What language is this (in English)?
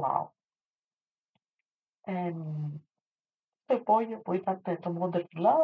Greek